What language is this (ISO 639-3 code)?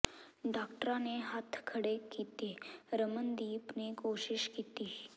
pan